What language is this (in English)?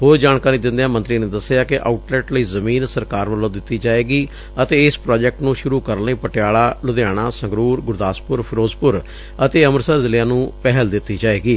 Punjabi